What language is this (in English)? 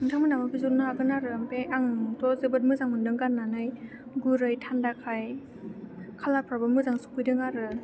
Bodo